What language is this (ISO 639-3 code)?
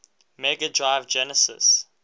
eng